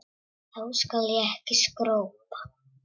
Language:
Icelandic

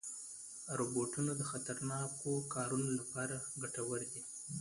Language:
Pashto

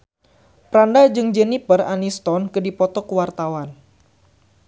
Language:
Sundanese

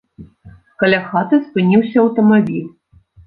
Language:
Belarusian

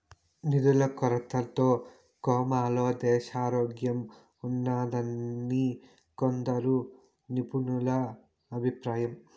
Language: Telugu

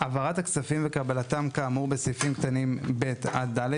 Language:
Hebrew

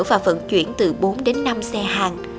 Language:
Vietnamese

